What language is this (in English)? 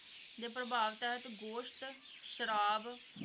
Punjabi